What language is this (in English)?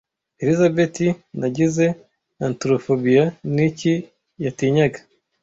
Kinyarwanda